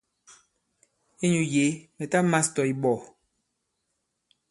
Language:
Bankon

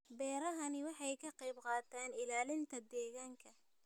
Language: Somali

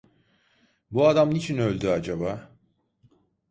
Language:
Turkish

